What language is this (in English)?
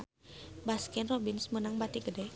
Sundanese